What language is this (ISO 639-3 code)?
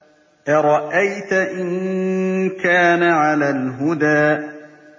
ara